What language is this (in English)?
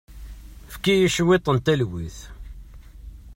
Kabyle